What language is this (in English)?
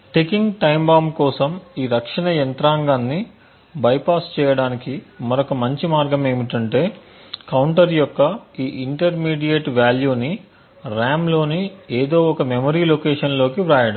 Telugu